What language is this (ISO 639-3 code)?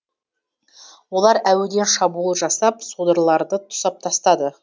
kaz